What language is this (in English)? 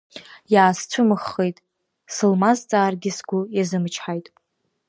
Abkhazian